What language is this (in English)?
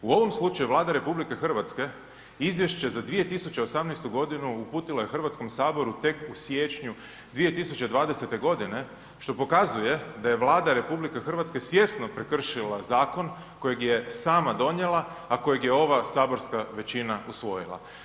Croatian